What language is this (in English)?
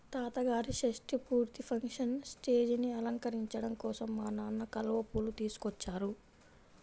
Telugu